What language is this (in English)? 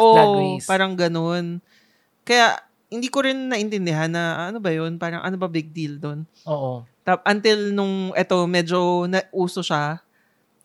Filipino